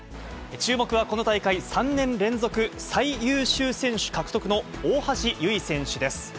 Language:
Japanese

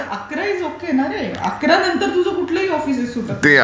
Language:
Marathi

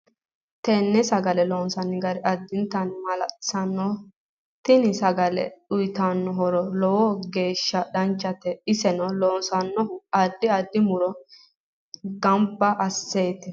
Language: Sidamo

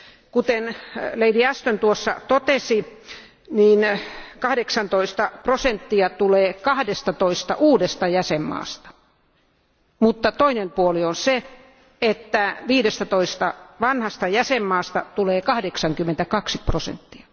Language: Finnish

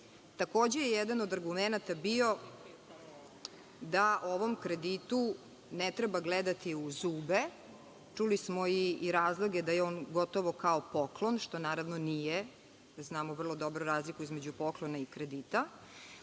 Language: Serbian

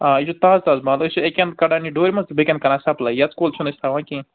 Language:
Kashmiri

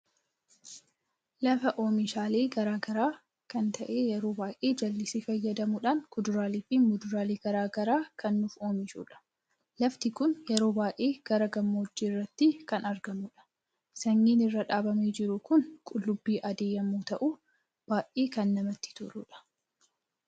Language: Oromo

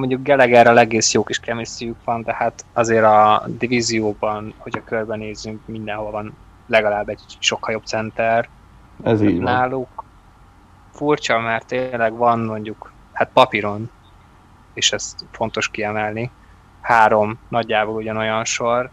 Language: Hungarian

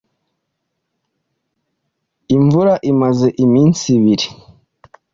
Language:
Kinyarwanda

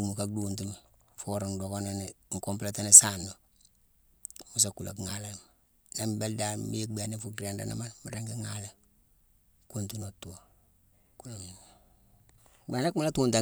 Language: Mansoanka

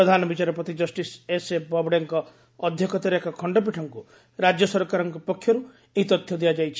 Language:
Odia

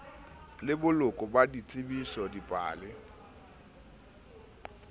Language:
Southern Sotho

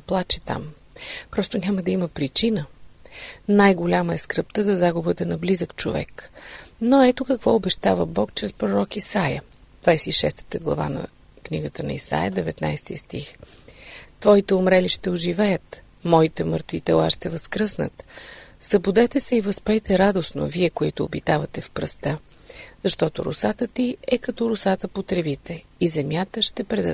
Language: Bulgarian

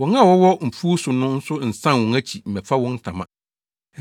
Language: Akan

